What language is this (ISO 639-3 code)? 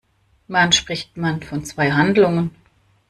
deu